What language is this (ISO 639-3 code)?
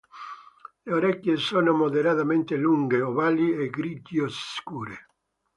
ita